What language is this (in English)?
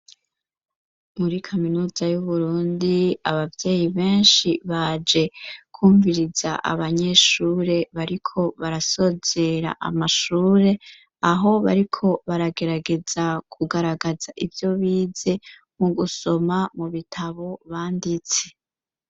Rundi